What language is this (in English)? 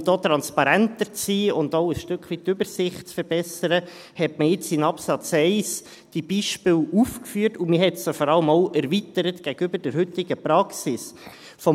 Swiss German